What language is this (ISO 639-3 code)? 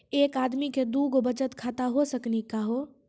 mai